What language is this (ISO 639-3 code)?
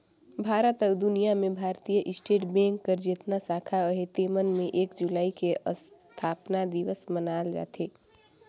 hne